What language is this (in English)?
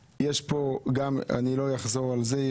Hebrew